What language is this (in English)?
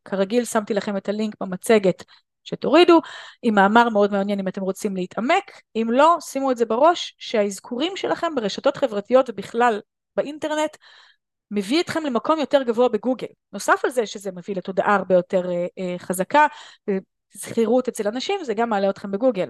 Hebrew